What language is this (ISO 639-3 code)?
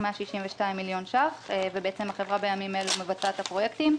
heb